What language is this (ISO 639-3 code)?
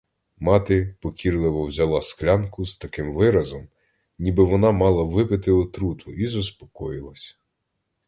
ukr